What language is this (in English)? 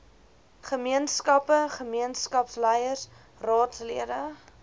Afrikaans